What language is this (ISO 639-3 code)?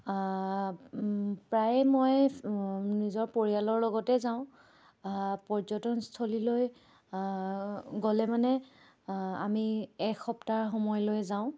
asm